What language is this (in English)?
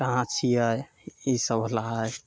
Maithili